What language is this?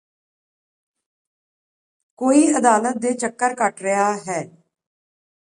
Punjabi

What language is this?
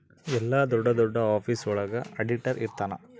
Kannada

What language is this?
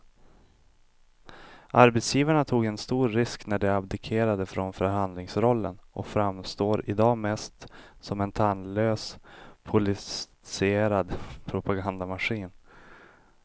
Swedish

